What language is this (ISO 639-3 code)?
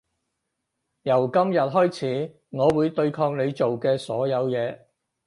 yue